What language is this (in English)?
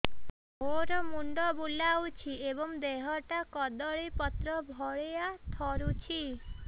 Odia